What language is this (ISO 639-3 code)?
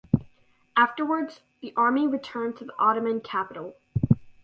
eng